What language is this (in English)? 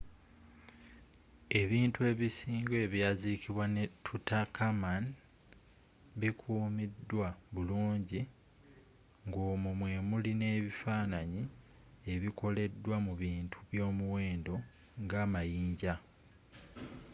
Ganda